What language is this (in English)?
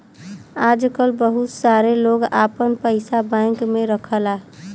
Bhojpuri